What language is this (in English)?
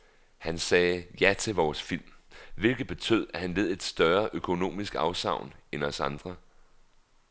Danish